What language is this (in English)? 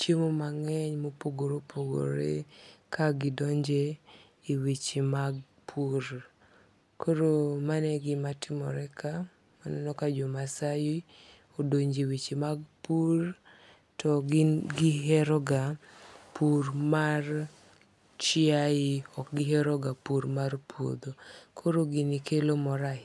Luo (Kenya and Tanzania)